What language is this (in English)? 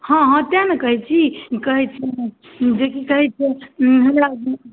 Maithili